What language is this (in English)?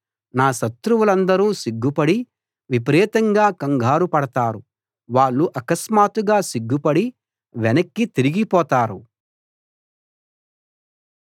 Telugu